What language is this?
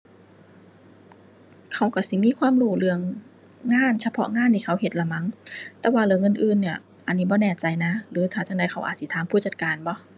Thai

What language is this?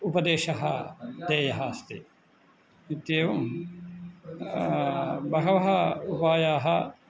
Sanskrit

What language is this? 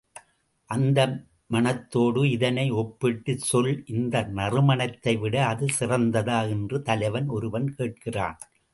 Tamil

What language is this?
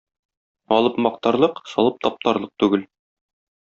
Tatar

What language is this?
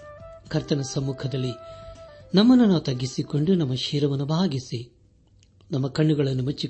Kannada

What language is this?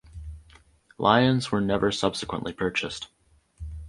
English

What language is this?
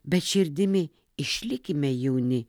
Lithuanian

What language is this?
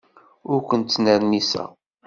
Kabyle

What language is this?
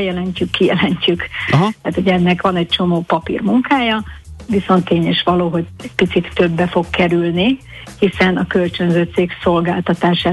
Hungarian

